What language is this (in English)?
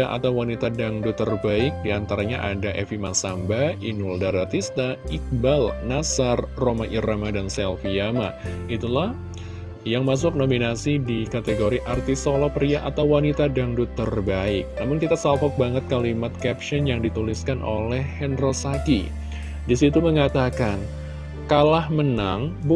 Indonesian